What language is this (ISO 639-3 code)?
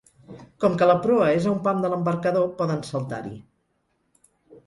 cat